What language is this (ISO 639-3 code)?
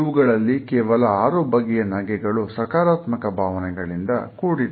kan